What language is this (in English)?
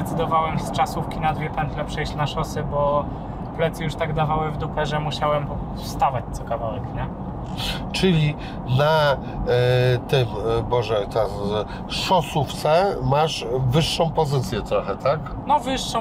Polish